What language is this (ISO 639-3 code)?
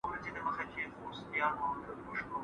pus